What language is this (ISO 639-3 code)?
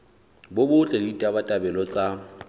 sot